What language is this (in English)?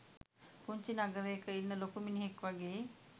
Sinhala